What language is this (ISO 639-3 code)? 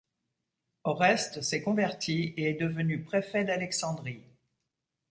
fra